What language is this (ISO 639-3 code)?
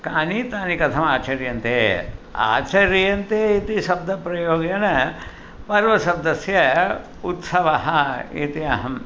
san